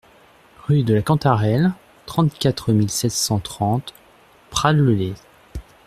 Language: French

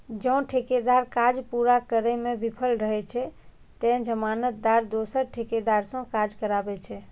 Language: Maithili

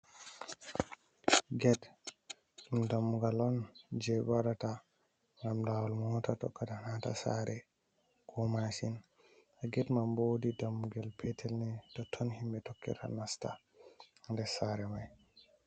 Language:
Fula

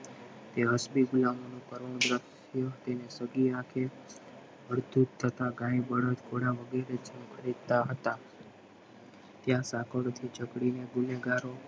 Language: Gujarati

